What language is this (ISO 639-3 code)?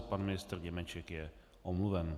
ces